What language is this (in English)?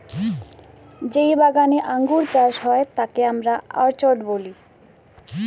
Bangla